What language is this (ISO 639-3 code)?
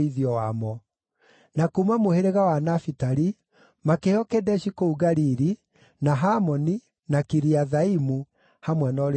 kik